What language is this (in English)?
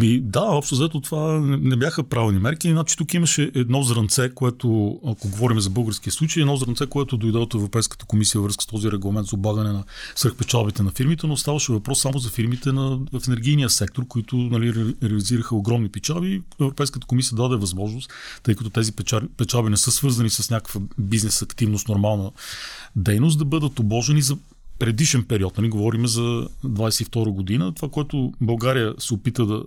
Bulgarian